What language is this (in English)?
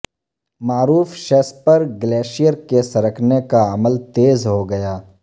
Urdu